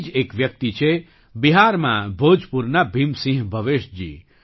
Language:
Gujarati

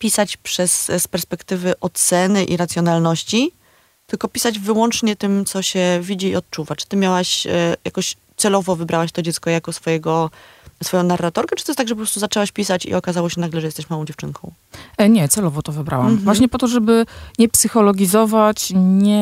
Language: Polish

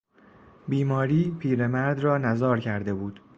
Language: Persian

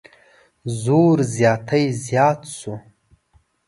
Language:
Pashto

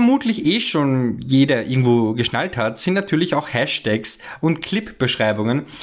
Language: German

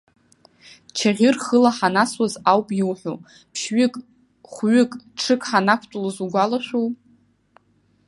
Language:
Abkhazian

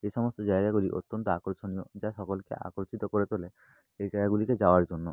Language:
Bangla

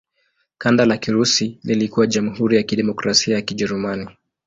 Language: Swahili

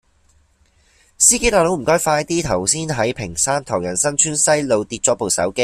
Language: Cantonese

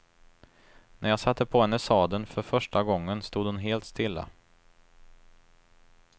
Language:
Swedish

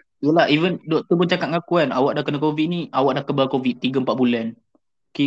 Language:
Malay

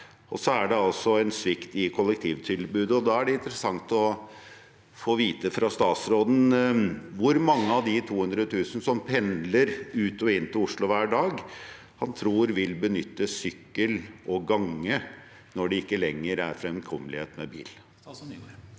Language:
Norwegian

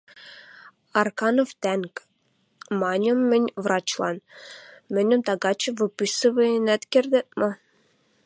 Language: Western Mari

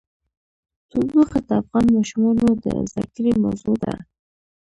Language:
Pashto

